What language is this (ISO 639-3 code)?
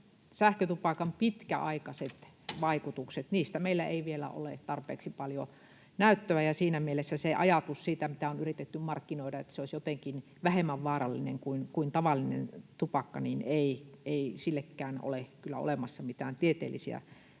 fin